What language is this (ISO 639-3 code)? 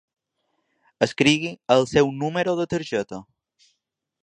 cat